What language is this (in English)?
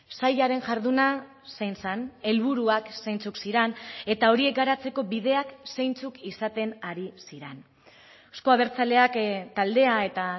Basque